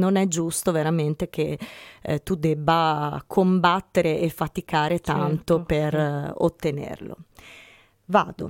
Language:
Italian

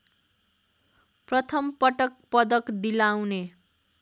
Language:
Nepali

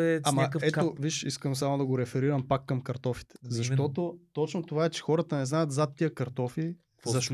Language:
Bulgarian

